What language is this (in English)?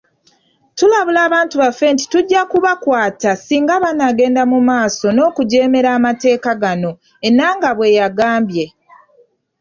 Ganda